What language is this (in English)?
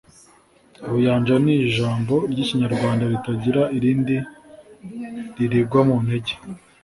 Kinyarwanda